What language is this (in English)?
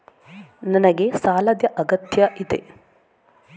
Kannada